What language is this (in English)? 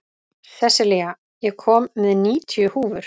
Icelandic